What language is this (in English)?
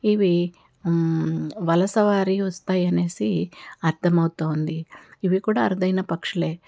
Telugu